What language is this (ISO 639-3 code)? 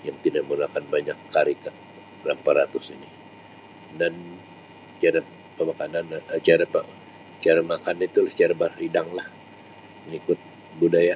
msi